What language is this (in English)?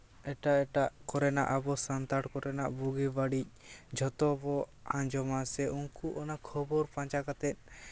Santali